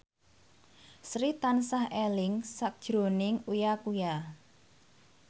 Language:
Javanese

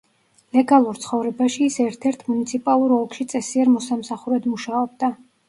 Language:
Georgian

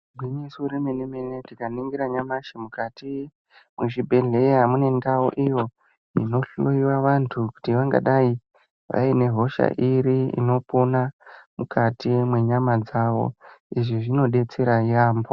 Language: Ndau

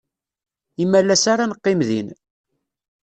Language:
Kabyle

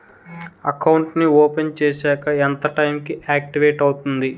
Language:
Telugu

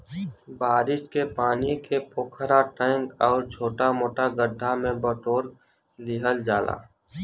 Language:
Bhojpuri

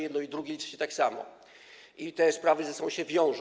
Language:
Polish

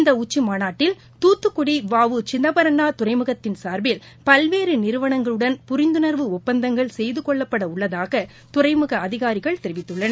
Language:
Tamil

